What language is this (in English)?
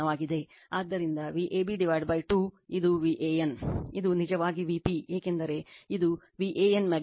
Kannada